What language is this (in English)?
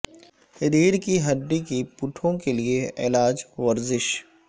Urdu